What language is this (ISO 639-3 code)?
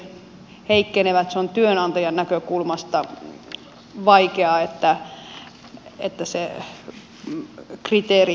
fin